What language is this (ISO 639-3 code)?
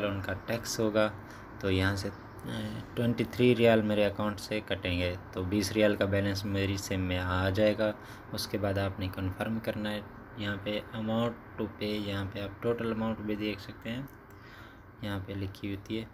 hin